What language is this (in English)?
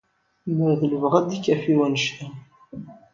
Kabyle